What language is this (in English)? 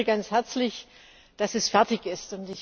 German